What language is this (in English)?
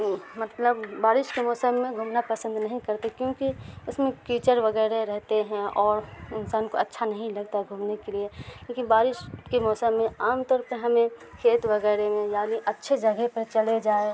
Urdu